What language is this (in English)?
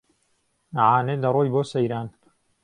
Central Kurdish